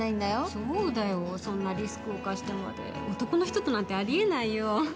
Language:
Japanese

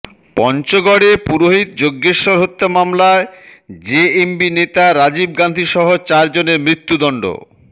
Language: Bangla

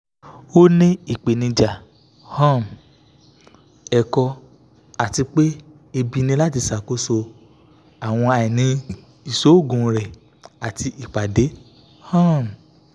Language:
Yoruba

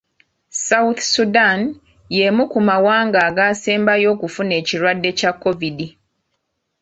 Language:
Ganda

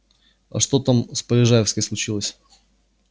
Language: Russian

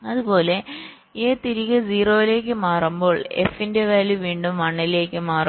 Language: Malayalam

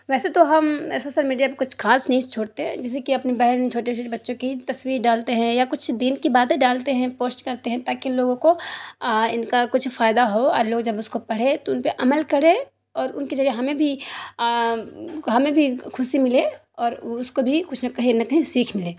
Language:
Urdu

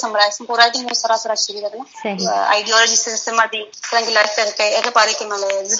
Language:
Urdu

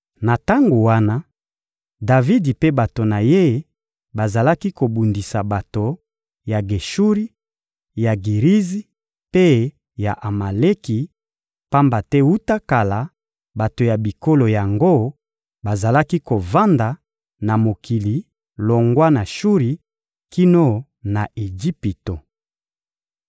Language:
Lingala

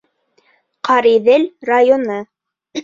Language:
Bashkir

